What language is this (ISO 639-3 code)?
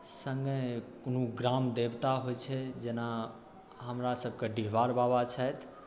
mai